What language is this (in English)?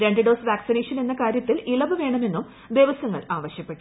Malayalam